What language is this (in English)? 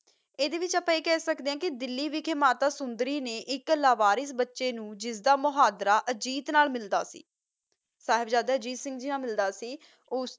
Punjabi